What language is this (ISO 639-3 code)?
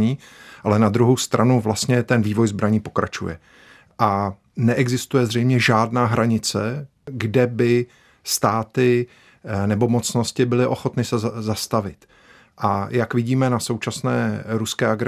ces